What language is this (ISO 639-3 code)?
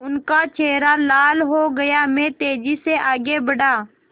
hin